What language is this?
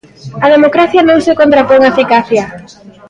Galician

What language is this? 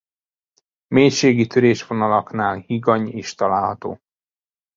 Hungarian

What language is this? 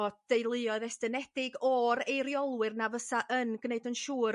Welsh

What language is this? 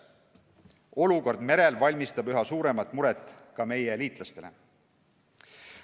Estonian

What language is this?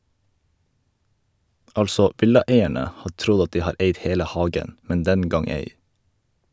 Norwegian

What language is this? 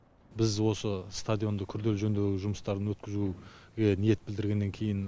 Kazakh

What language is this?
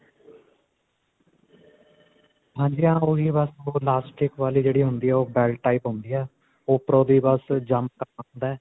Punjabi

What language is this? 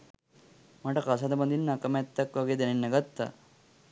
Sinhala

